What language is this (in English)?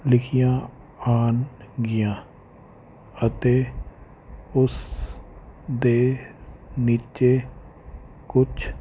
Punjabi